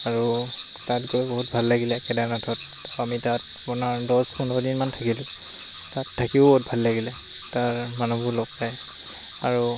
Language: Assamese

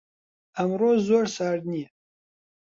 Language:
Central Kurdish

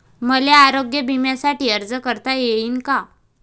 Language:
Marathi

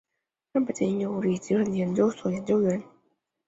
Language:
Chinese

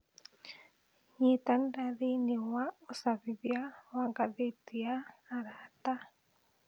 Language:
Kikuyu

